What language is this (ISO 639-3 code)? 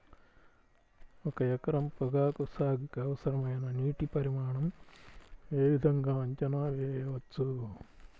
tel